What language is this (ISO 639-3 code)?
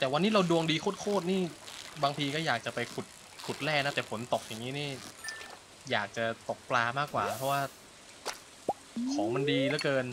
tha